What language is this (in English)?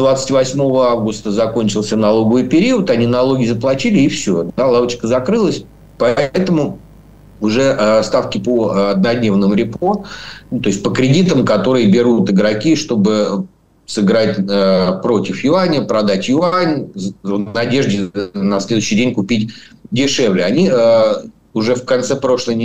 Russian